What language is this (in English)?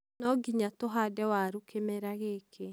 Kikuyu